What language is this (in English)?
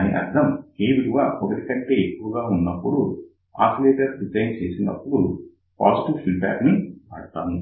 Telugu